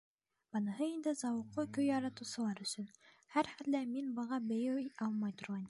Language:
Bashkir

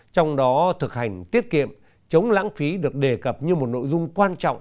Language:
Vietnamese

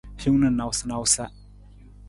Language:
Nawdm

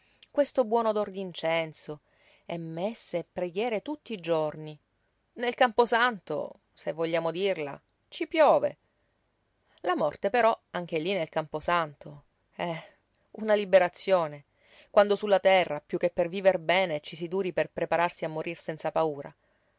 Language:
Italian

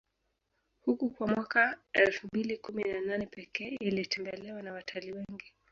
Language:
Swahili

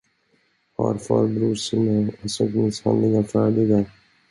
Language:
Swedish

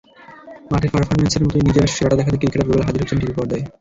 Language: Bangla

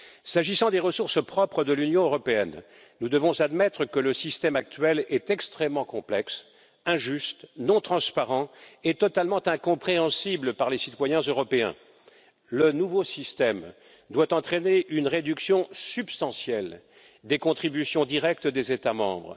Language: French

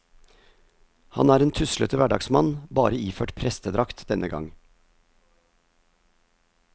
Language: Norwegian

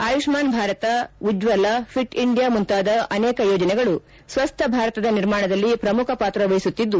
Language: Kannada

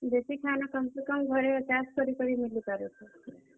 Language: Odia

